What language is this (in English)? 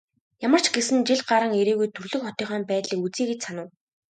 Mongolian